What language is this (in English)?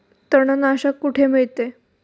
Marathi